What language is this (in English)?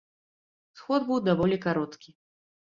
Belarusian